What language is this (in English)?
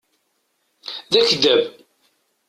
Kabyle